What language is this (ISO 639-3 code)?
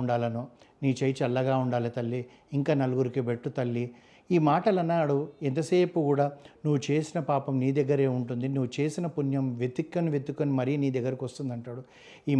tel